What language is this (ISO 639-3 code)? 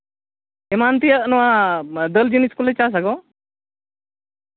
sat